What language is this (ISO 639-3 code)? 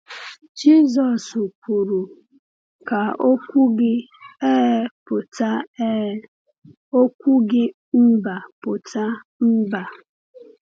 ibo